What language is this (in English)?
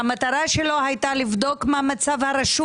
Hebrew